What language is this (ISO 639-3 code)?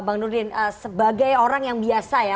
ind